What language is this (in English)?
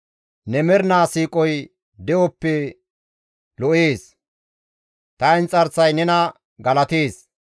Gamo